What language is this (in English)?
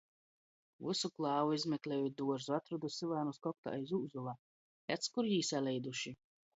Latgalian